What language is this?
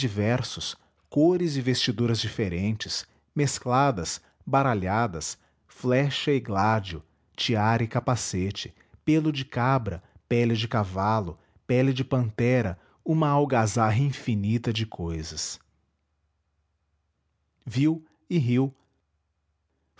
Portuguese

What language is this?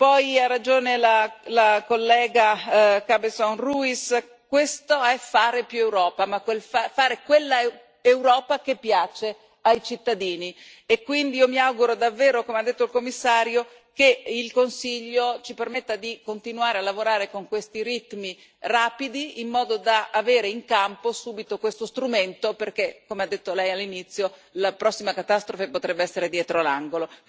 Italian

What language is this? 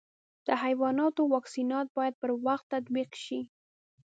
Pashto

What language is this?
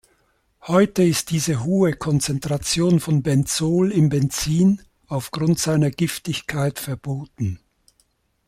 German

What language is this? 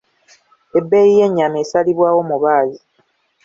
Ganda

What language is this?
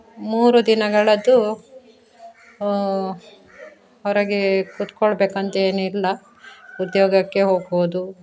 Kannada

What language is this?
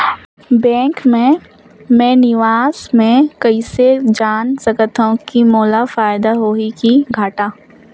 Chhattisgarhi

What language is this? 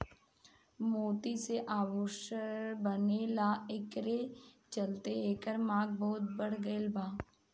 Bhojpuri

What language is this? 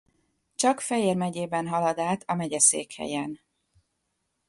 Hungarian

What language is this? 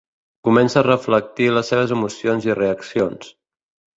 Catalan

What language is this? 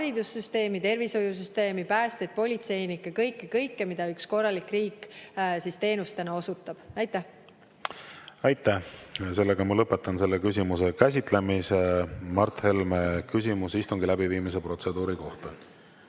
Estonian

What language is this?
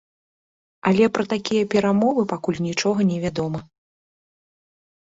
Belarusian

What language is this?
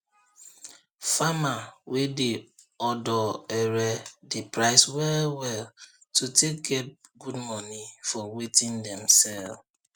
Nigerian Pidgin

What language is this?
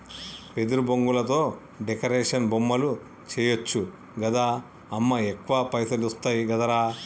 Telugu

